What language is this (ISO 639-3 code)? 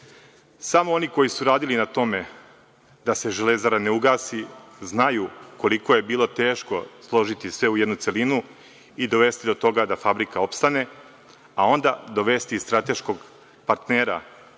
srp